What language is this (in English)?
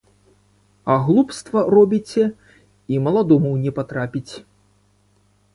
Belarusian